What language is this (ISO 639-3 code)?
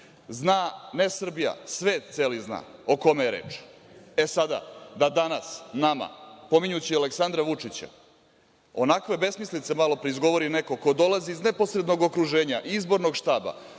srp